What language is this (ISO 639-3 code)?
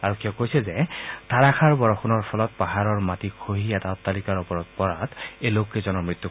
asm